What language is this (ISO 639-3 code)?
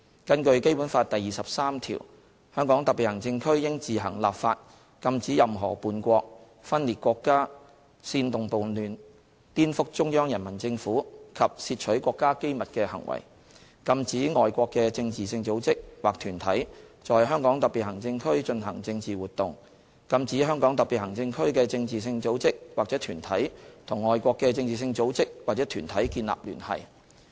yue